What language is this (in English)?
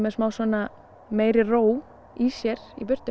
Icelandic